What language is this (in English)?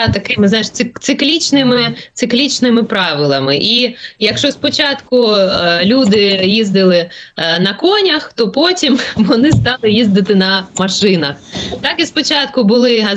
Ukrainian